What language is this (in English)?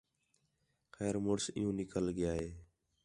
Khetrani